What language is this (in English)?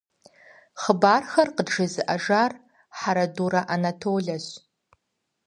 Kabardian